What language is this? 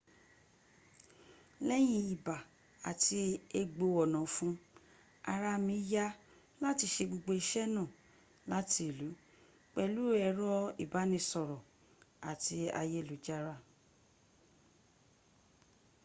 Yoruba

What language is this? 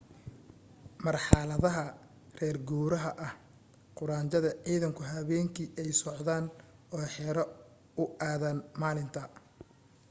Somali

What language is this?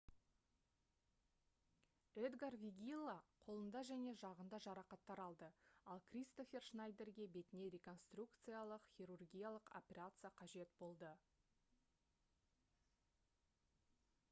Kazakh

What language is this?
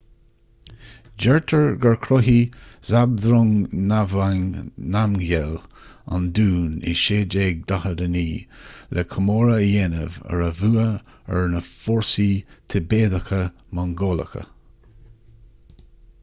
Irish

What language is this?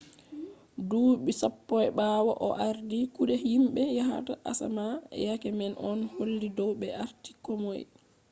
Fula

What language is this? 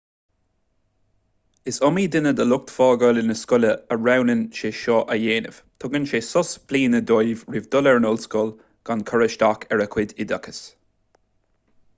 Irish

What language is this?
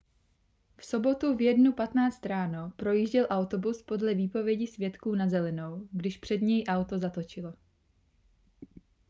Czech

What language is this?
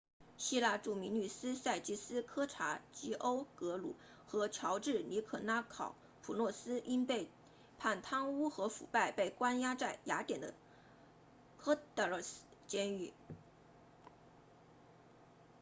Chinese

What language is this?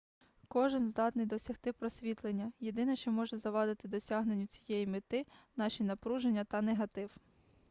Ukrainian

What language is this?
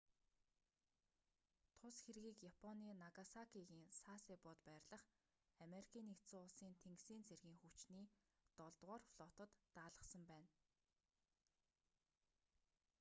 Mongolian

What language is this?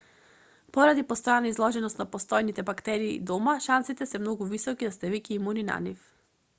Macedonian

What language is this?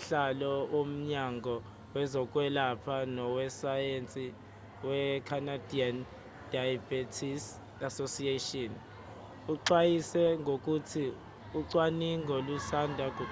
Zulu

